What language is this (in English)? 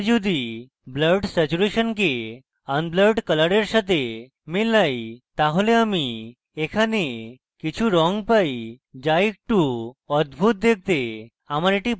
Bangla